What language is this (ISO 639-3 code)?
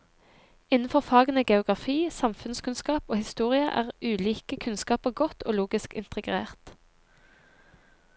nor